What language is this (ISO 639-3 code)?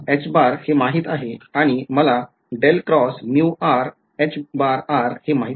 mar